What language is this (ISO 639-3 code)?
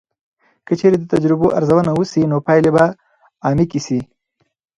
pus